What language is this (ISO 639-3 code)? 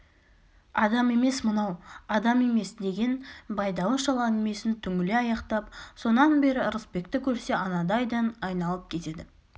kaz